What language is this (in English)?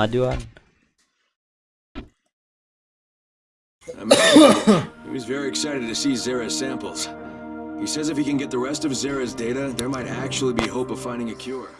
Indonesian